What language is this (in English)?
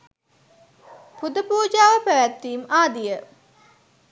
Sinhala